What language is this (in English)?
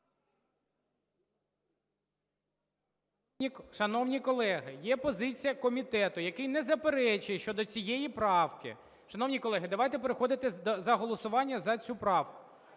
Ukrainian